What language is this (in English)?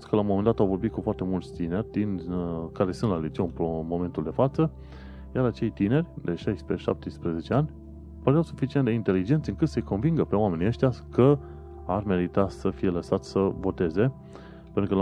Romanian